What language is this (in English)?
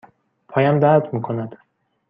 Persian